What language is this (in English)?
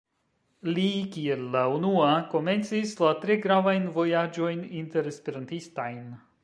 Esperanto